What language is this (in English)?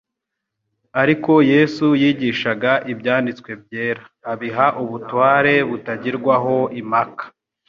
Kinyarwanda